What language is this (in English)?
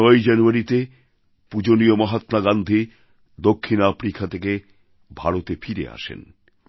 Bangla